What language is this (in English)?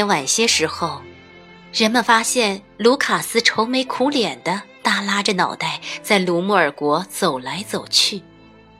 Chinese